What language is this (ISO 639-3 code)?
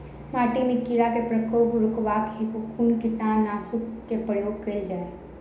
mai